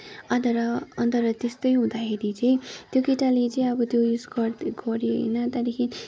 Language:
Nepali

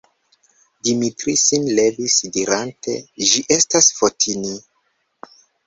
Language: Esperanto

